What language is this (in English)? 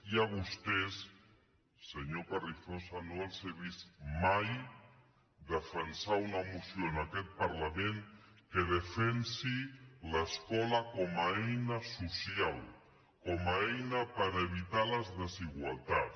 Catalan